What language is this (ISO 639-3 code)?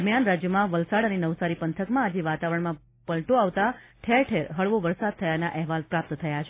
guj